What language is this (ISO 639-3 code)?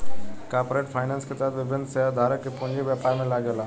bho